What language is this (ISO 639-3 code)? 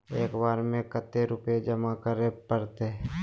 mag